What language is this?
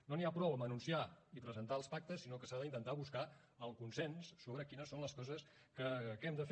Catalan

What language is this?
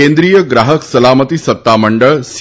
Gujarati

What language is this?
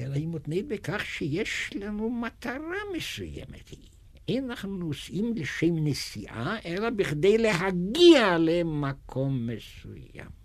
Hebrew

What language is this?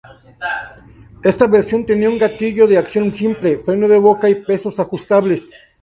Spanish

